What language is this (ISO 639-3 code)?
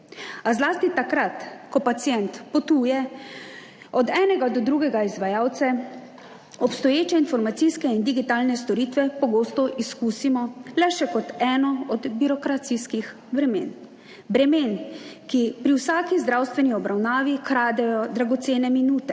slv